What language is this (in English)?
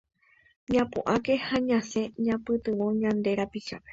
Guarani